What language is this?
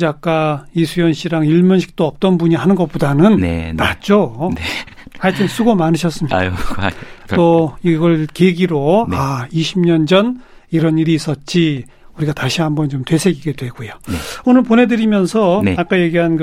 Korean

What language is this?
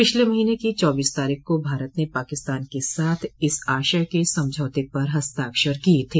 Hindi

